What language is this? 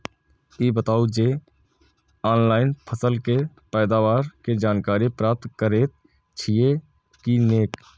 Maithili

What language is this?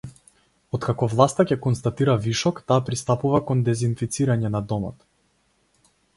Macedonian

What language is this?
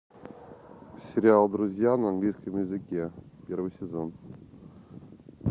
Russian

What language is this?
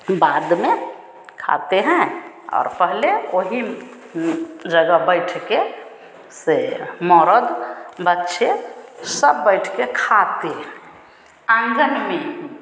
Hindi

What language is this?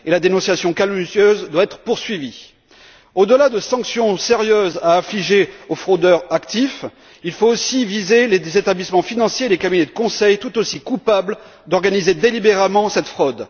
French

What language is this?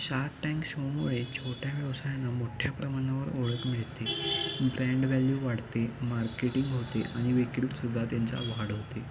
Marathi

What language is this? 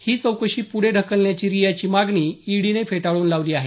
Marathi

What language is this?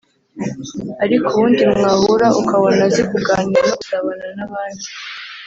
Kinyarwanda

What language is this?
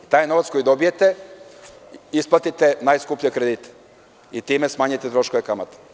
Serbian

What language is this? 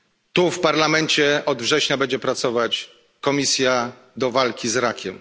Polish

